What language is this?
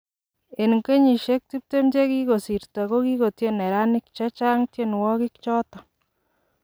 Kalenjin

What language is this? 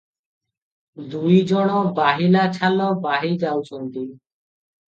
Odia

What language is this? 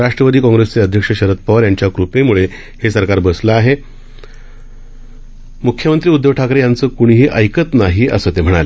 Marathi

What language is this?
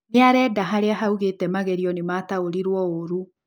Kikuyu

